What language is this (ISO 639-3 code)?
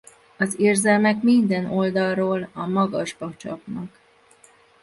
hun